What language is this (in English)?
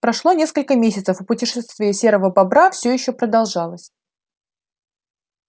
Russian